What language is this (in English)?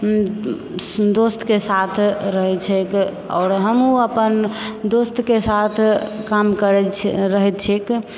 Maithili